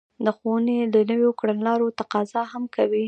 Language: Pashto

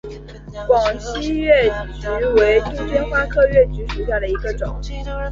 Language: Chinese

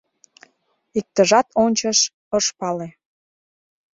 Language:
Mari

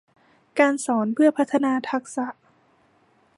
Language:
Thai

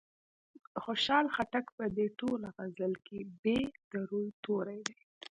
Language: Pashto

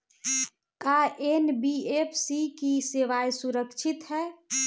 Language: Bhojpuri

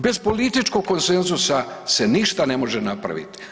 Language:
Croatian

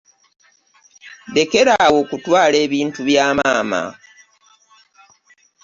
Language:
Ganda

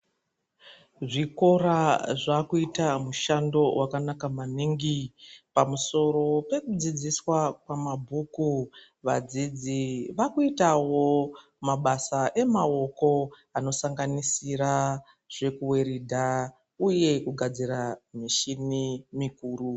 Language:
Ndau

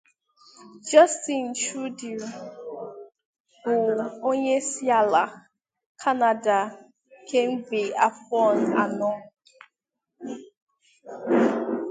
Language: Igbo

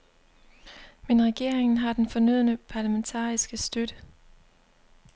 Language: Danish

